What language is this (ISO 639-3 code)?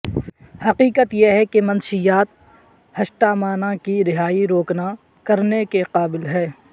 urd